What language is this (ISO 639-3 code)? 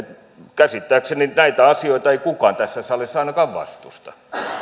fin